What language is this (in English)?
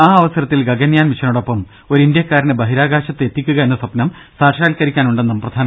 Malayalam